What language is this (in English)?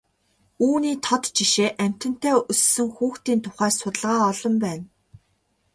Mongolian